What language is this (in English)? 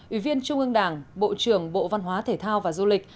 Vietnamese